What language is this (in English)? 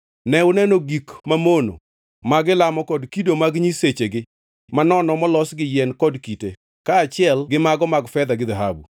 Luo (Kenya and Tanzania)